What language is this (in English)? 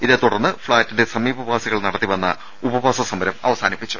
Malayalam